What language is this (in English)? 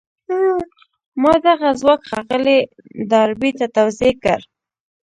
Pashto